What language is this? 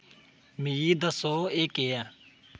Dogri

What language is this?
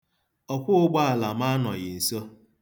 Igbo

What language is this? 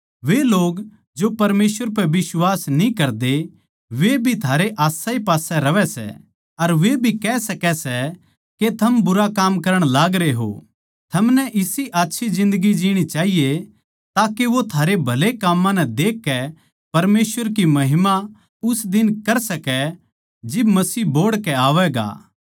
Haryanvi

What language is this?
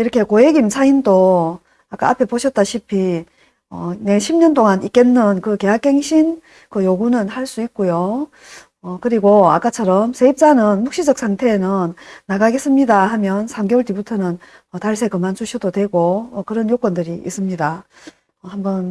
Korean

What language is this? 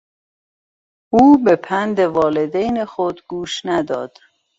Persian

